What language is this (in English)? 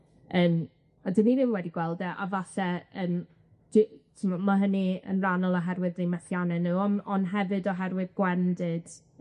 Welsh